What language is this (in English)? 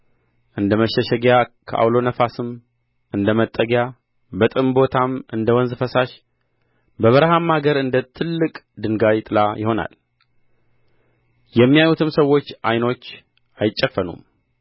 Amharic